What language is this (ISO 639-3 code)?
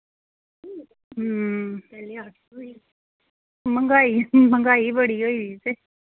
doi